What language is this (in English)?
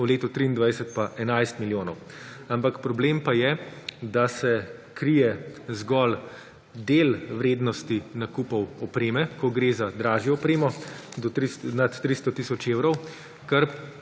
Slovenian